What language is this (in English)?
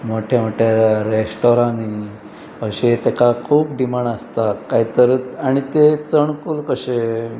Konkani